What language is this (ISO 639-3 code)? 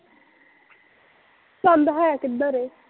pan